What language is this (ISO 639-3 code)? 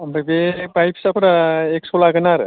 brx